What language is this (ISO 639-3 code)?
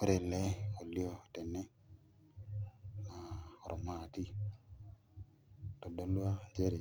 mas